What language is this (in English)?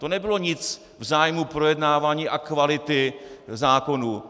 Czech